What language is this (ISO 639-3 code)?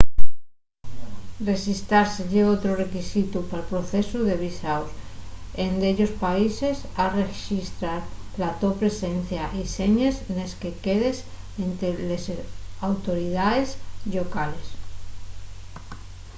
ast